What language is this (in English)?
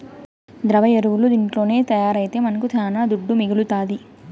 Telugu